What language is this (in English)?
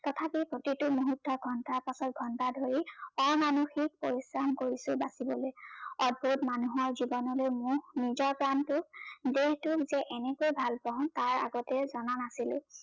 Assamese